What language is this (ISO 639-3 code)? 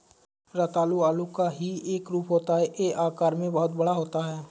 hin